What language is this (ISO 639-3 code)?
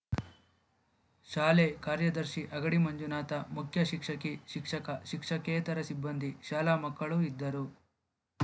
kan